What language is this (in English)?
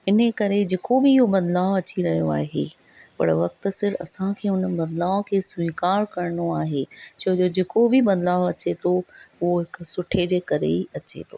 Sindhi